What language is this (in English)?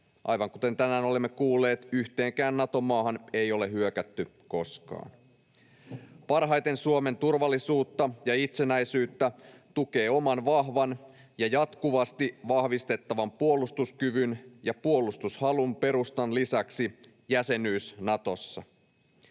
Finnish